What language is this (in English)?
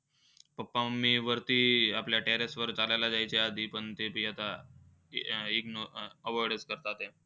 Marathi